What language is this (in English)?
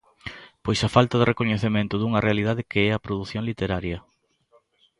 Galician